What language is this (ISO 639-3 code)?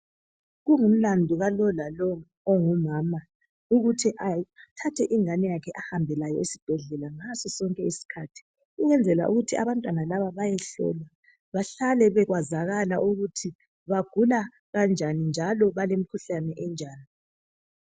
nde